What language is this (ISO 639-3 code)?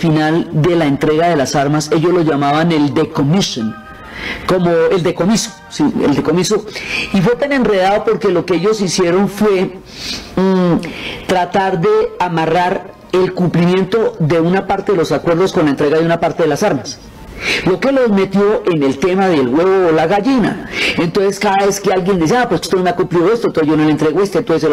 spa